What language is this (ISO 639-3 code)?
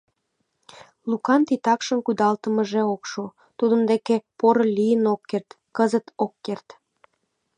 chm